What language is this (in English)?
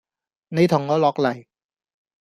Cantonese